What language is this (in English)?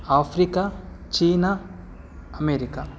Kannada